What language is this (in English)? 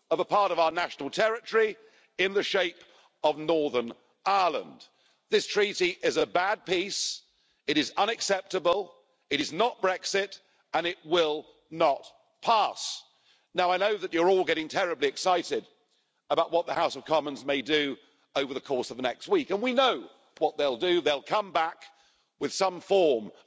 English